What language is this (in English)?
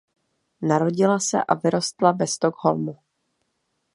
Czech